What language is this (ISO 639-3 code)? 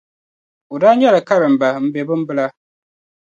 dag